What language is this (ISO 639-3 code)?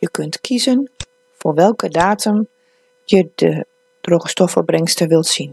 nld